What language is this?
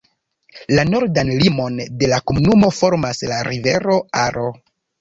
Esperanto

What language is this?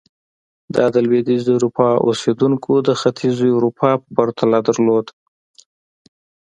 Pashto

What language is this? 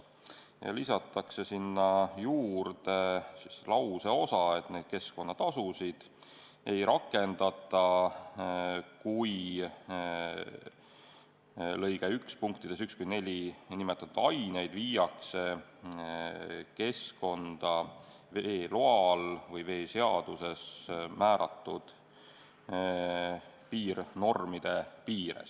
Estonian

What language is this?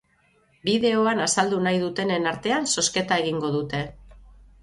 Basque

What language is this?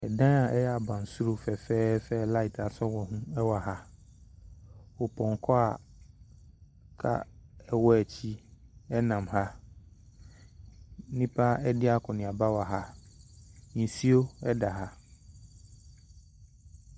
Akan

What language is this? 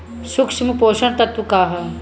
Bhojpuri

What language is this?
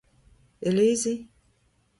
Breton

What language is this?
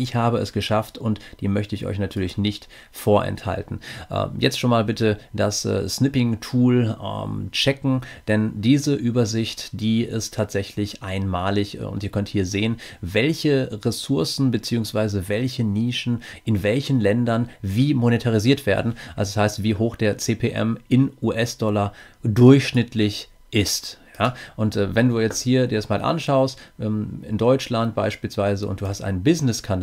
German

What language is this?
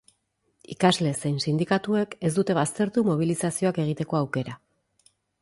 Basque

